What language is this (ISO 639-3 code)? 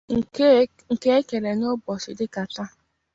ibo